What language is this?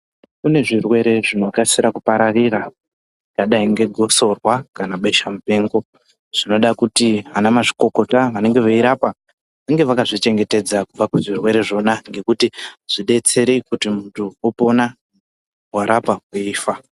Ndau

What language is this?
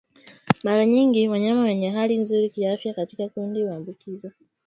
Swahili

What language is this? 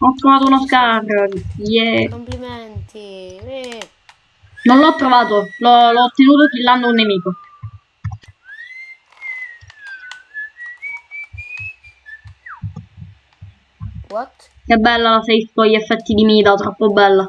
Italian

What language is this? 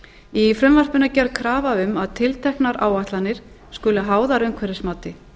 Icelandic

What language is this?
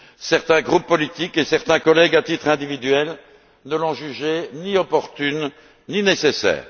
French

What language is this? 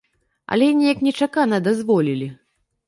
Belarusian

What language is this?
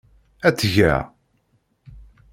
Kabyle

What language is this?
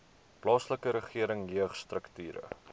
Afrikaans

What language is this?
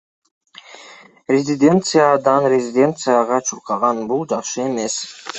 Kyrgyz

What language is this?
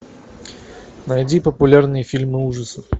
Russian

